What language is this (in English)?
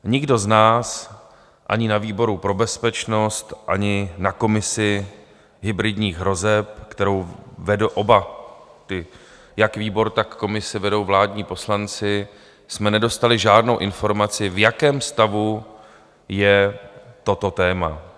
Czech